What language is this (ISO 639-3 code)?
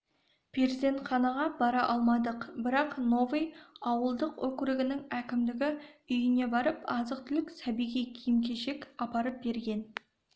kaz